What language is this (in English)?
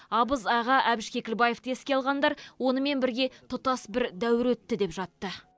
Kazakh